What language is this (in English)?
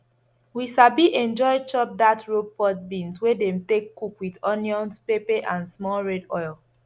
Nigerian Pidgin